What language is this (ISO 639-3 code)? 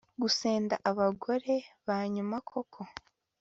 kin